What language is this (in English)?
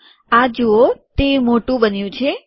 Gujarati